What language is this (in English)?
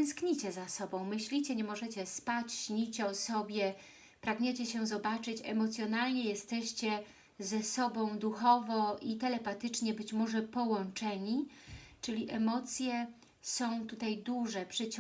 Polish